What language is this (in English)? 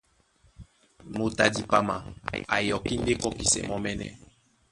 Duala